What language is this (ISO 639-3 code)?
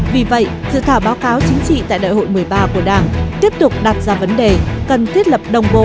vie